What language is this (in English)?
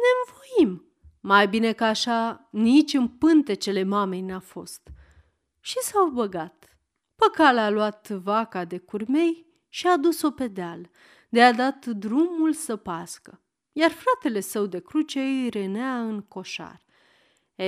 Romanian